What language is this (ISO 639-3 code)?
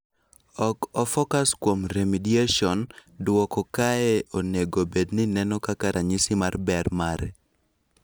luo